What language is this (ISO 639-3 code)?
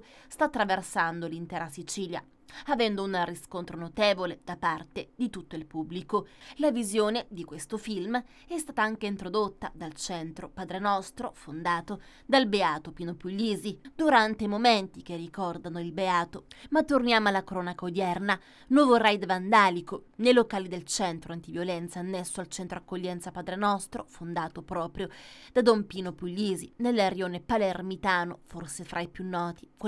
ita